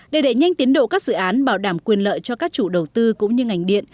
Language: Vietnamese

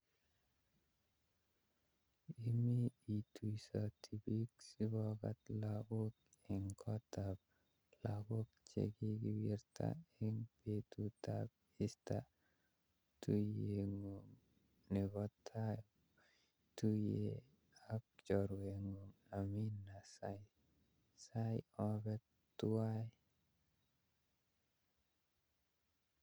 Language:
Kalenjin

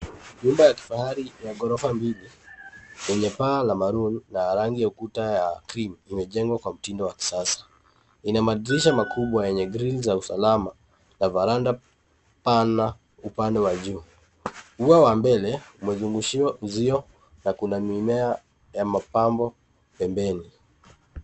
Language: Swahili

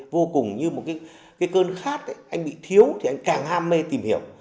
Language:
Vietnamese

